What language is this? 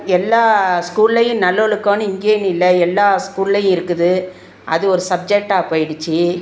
Tamil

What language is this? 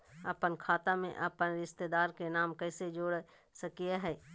Magahi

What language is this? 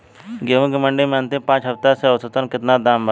Bhojpuri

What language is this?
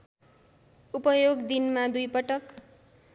Nepali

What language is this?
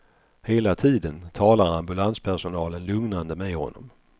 Swedish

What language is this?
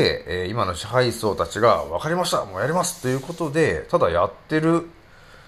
Japanese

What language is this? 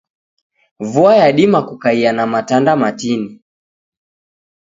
Taita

